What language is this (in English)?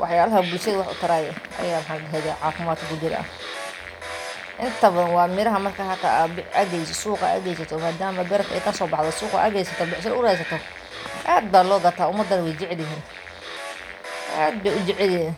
Somali